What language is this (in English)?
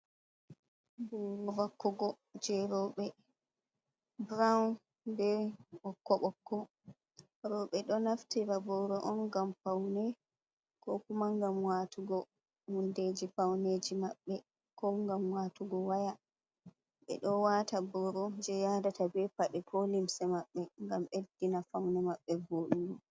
Fula